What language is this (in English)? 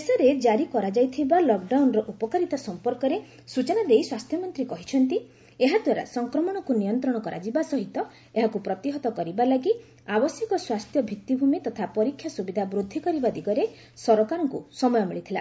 Odia